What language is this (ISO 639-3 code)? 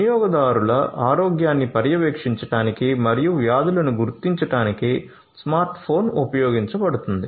tel